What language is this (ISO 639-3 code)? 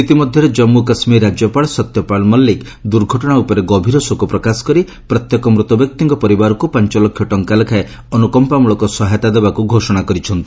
ori